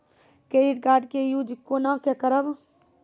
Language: Maithili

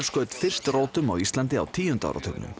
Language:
Icelandic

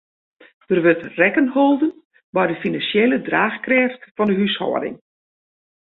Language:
Western Frisian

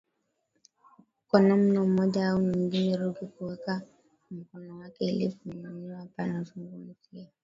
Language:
Swahili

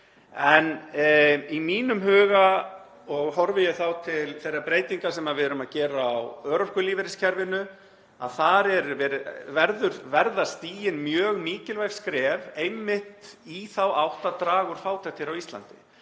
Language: Icelandic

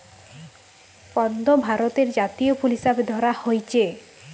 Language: Bangla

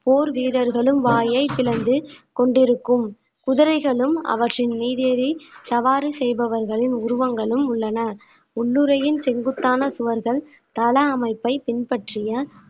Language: Tamil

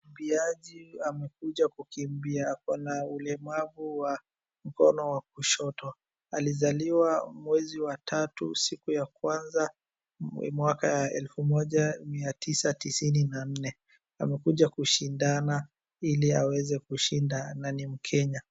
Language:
Swahili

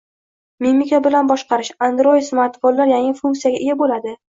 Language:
Uzbek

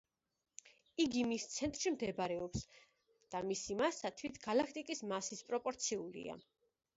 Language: Georgian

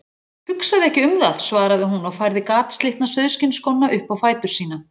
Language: Icelandic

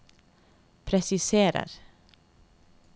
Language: Norwegian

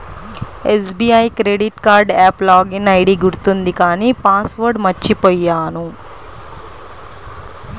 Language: Telugu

